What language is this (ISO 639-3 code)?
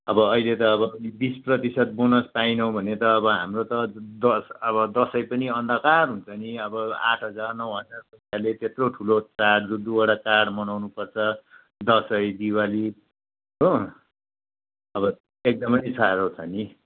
nep